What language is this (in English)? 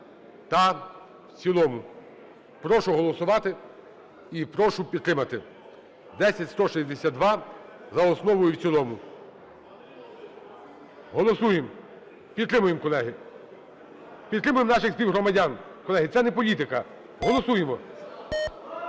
Ukrainian